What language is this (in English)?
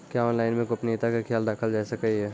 Maithili